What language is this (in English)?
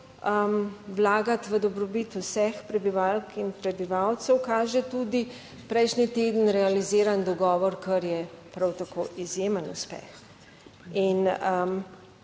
Slovenian